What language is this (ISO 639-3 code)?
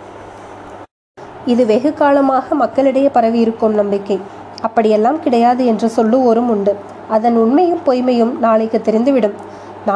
tam